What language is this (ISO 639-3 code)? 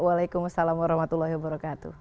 ind